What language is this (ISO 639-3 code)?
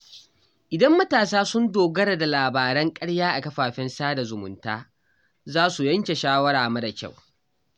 hau